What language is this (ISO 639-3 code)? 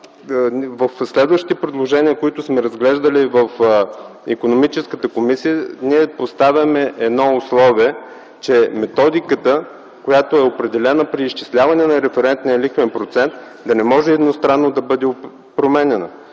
bul